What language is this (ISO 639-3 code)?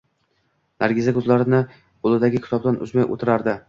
uzb